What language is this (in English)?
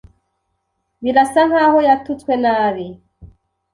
Kinyarwanda